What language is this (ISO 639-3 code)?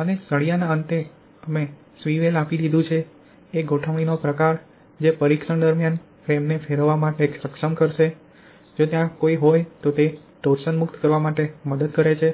guj